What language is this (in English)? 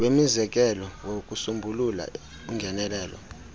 Xhosa